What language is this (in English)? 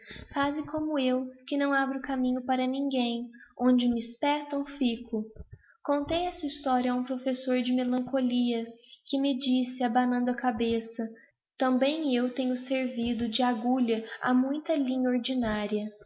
Portuguese